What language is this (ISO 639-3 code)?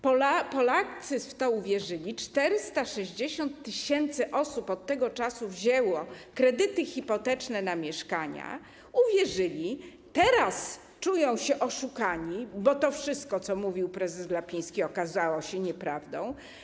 pol